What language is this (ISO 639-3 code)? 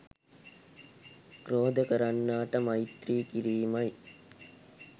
sin